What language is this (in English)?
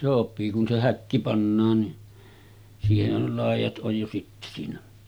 Finnish